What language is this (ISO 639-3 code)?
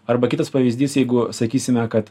lit